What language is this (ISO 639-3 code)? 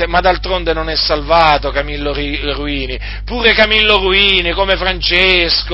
ita